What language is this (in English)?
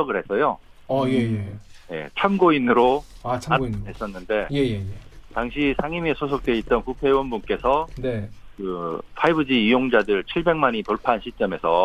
Korean